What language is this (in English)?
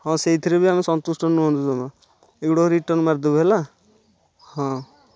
Odia